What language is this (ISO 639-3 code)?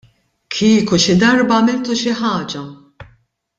mlt